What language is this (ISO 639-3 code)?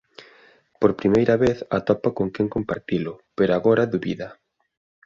glg